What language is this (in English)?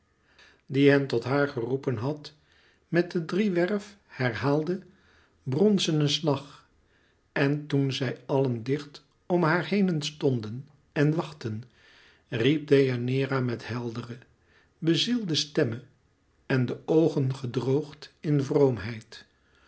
Dutch